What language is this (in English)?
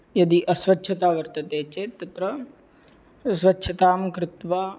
Sanskrit